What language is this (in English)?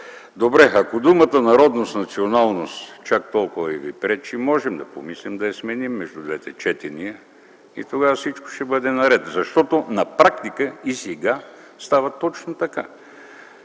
Bulgarian